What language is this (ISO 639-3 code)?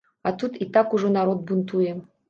bel